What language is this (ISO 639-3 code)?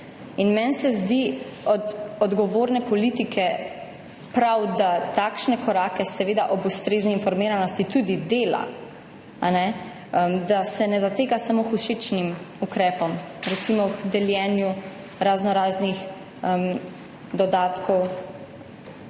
slv